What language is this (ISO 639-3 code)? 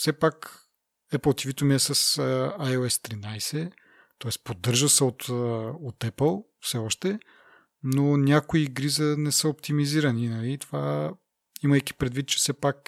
bul